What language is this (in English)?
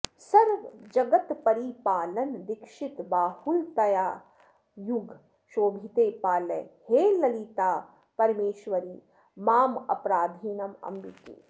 Sanskrit